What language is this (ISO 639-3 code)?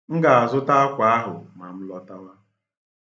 ibo